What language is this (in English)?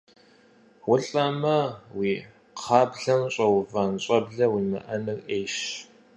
Kabardian